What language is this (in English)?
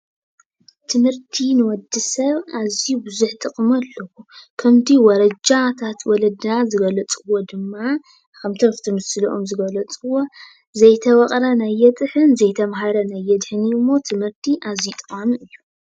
Tigrinya